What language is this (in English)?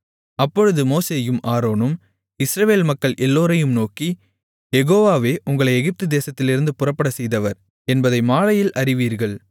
Tamil